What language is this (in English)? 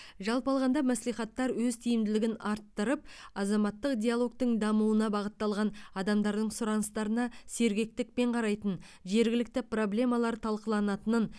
Kazakh